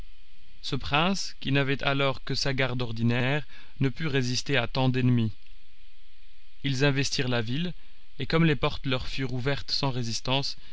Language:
French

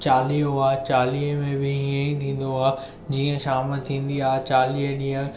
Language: Sindhi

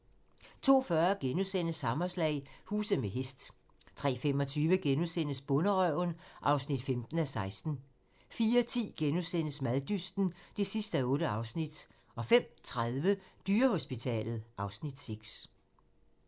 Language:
Danish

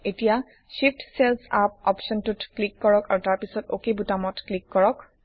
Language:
Assamese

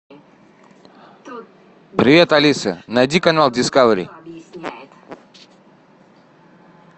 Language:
Russian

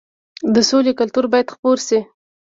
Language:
Pashto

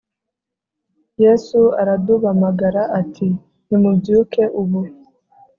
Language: Kinyarwanda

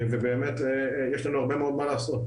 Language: Hebrew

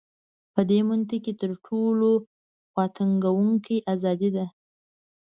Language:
Pashto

